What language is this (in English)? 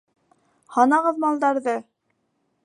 Bashkir